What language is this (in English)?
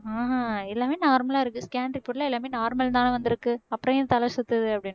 Tamil